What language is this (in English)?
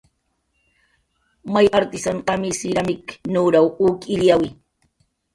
Jaqaru